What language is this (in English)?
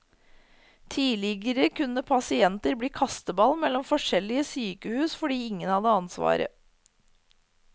Norwegian